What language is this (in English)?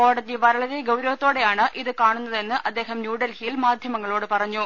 Malayalam